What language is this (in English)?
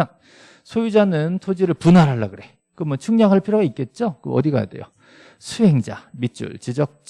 Korean